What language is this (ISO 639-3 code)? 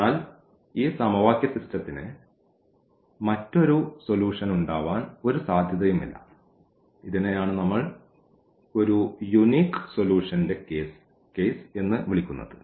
mal